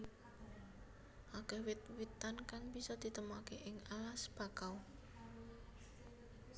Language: Javanese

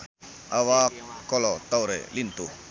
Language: Sundanese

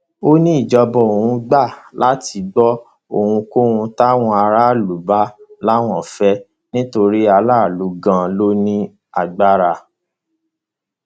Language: Yoruba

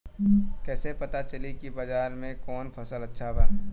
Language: Bhojpuri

